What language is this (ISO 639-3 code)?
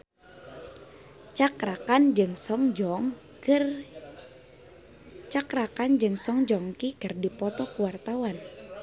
sun